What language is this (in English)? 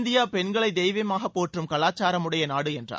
Tamil